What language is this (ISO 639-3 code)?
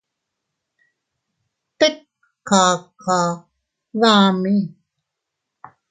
cut